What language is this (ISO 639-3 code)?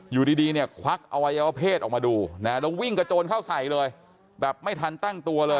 tha